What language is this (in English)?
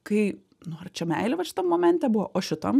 Lithuanian